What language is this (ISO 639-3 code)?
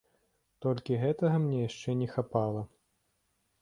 bel